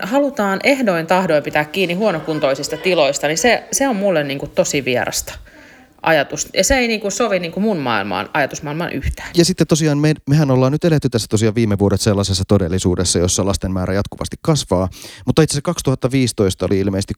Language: Finnish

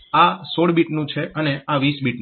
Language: Gujarati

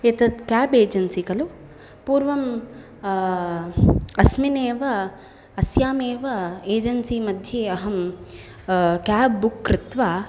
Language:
Sanskrit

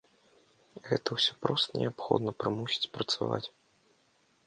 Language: Belarusian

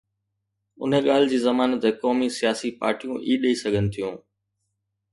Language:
Sindhi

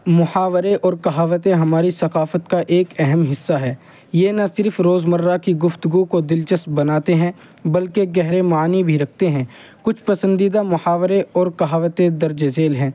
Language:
Urdu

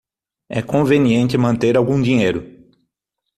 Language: Portuguese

